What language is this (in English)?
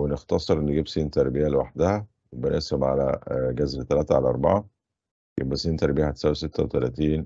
Arabic